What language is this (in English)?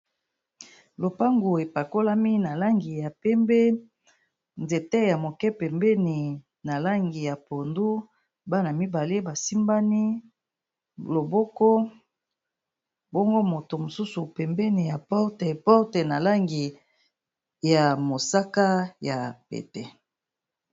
Lingala